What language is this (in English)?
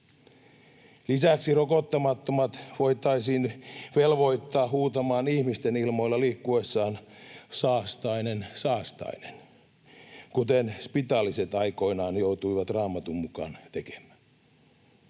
Finnish